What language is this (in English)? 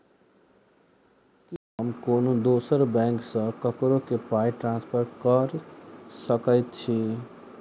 Maithili